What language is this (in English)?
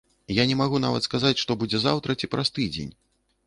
Belarusian